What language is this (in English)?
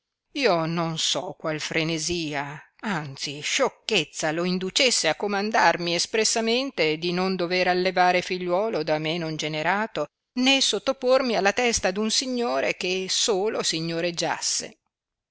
Italian